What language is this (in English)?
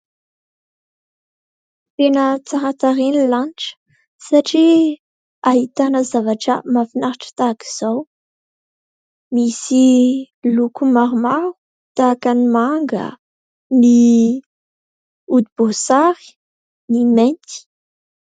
Malagasy